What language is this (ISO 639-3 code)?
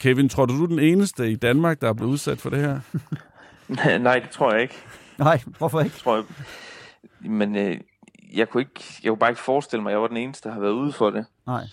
dan